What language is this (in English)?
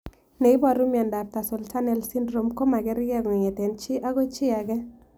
Kalenjin